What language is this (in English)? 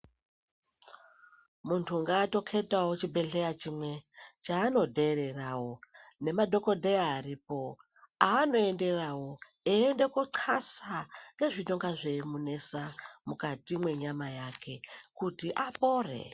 Ndau